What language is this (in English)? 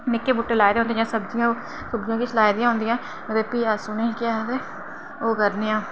Dogri